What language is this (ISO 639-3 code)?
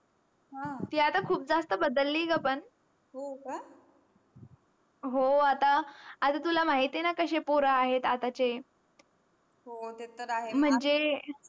mar